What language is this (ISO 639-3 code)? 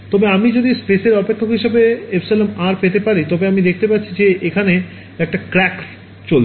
ben